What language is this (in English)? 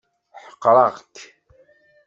Kabyle